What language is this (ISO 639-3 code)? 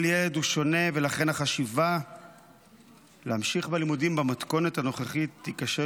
heb